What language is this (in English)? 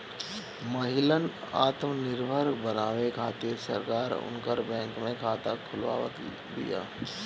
Bhojpuri